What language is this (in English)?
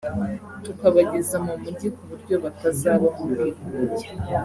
Kinyarwanda